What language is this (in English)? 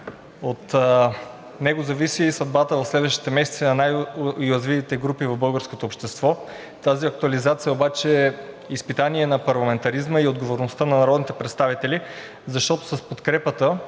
Bulgarian